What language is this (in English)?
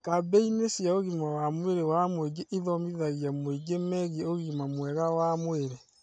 Kikuyu